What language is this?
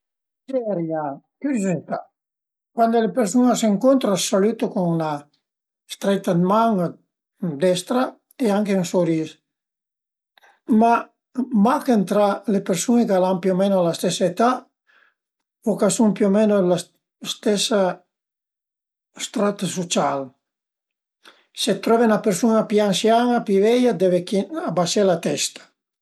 Piedmontese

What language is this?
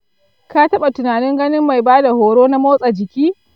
Hausa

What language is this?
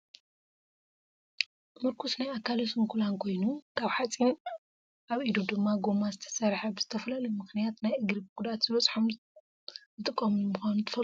Tigrinya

